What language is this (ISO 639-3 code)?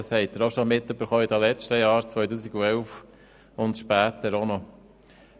gsw